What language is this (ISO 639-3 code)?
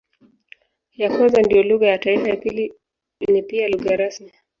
swa